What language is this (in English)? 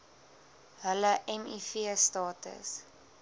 Afrikaans